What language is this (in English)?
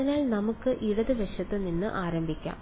Malayalam